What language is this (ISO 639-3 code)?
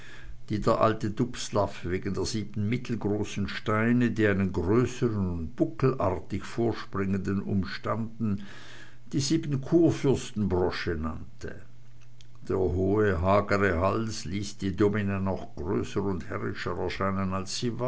deu